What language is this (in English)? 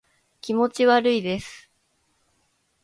Japanese